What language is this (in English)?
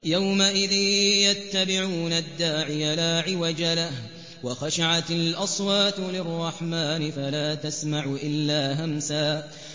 Arabic